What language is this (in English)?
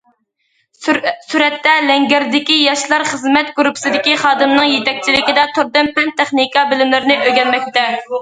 Uyghur